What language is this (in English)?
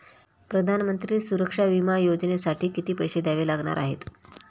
Marathi